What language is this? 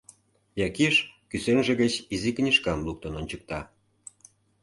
Mari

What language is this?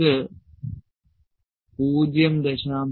Malayalam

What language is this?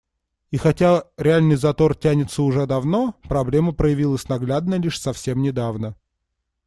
Russian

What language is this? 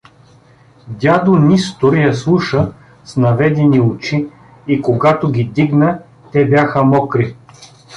Bulgarian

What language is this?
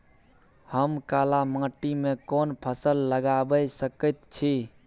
Maithili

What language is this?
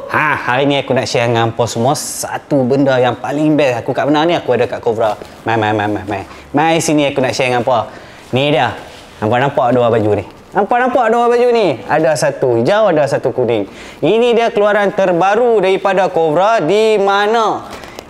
Malay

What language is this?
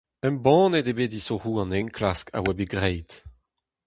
Breton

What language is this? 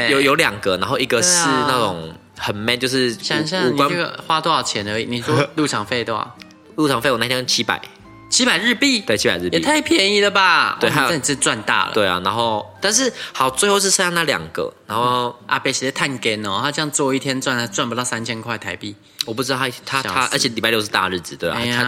Chinese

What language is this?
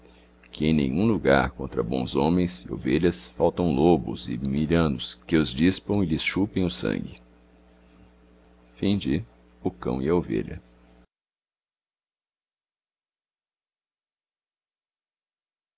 Portuguese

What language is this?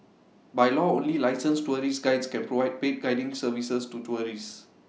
English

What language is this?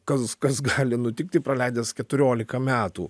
Lithuanian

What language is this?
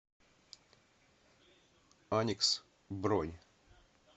Russian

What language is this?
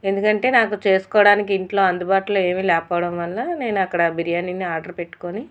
Telugu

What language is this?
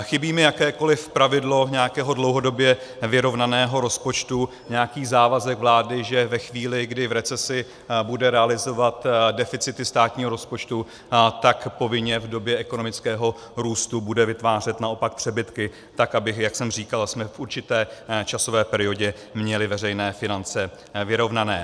Czech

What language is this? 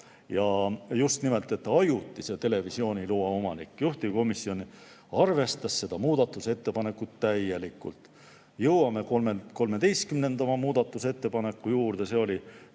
Estonian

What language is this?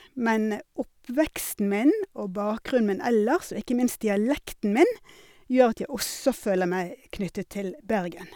Norwegian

